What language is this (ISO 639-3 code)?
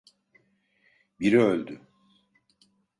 tur